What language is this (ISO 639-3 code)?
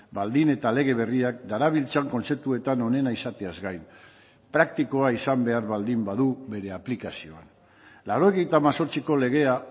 eus